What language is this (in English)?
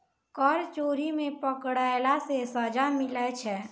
Maithili